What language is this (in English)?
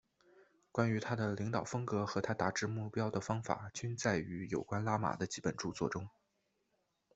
Chinese